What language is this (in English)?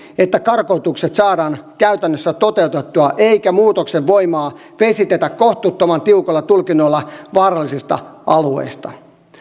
Finnish